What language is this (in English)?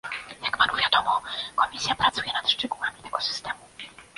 Polish